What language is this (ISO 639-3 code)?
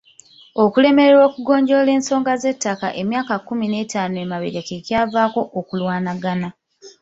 lug